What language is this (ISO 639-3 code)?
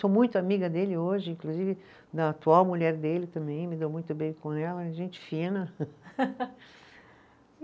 por